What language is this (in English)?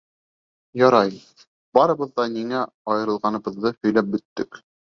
Bashkir